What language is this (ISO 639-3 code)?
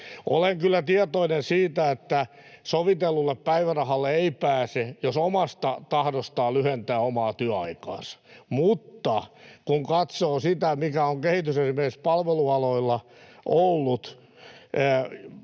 fin